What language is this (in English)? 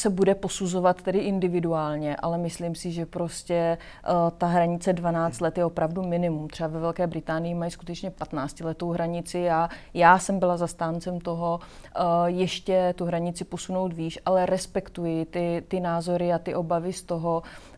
Czech